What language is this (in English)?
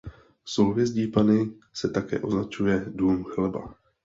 Czech